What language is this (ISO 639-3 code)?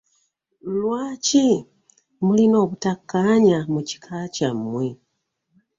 lug